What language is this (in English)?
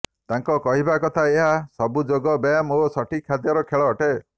Odia